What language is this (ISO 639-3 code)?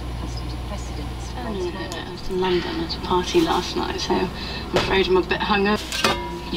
kor